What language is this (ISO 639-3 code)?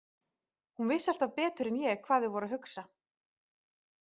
isl